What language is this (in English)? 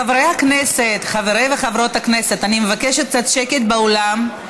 Hebrew